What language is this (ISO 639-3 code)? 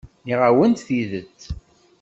kab